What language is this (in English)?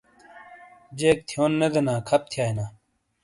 Shina